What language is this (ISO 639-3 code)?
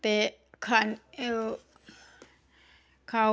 doi